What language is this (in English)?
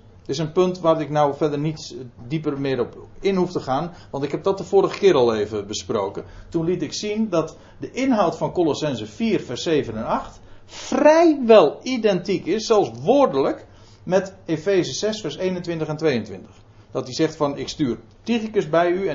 Dutch